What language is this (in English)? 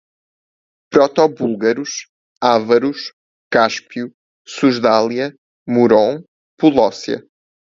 Portuguese